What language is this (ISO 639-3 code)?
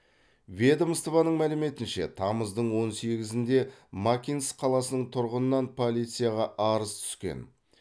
kaz